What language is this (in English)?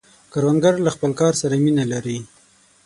Pashto